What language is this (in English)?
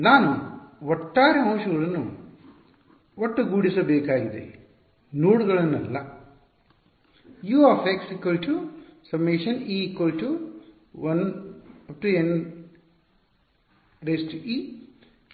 Kannada